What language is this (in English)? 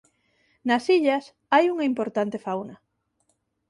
Galician